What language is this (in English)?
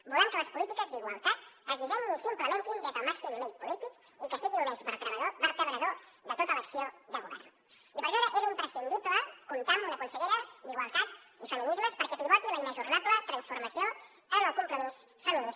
Catalan